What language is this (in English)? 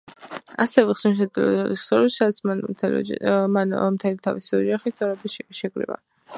Georgian